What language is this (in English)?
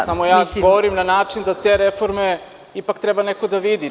Serbian